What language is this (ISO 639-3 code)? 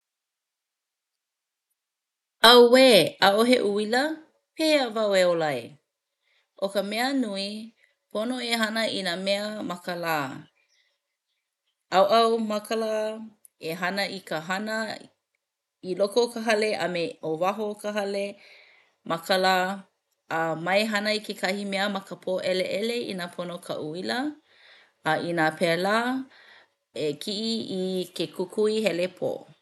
haw